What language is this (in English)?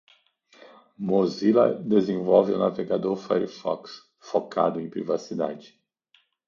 Portuguese